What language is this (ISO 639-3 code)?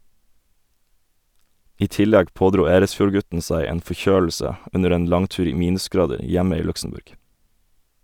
nor